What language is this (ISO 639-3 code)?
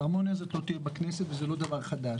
heb